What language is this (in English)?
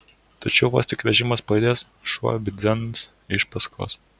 Lithuanian